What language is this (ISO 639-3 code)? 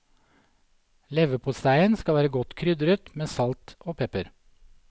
nor